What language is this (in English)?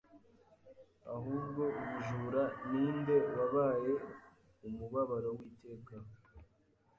Kinyarwanda